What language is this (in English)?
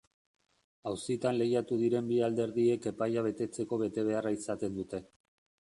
Basque